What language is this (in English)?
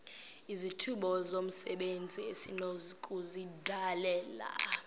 Xhosa